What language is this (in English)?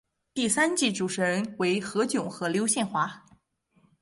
Chinese